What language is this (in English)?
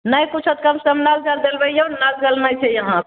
Maithili